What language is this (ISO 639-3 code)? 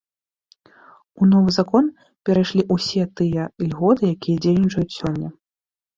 bel